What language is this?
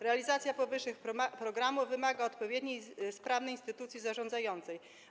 Polish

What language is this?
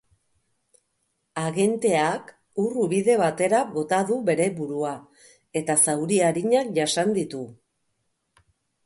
Basque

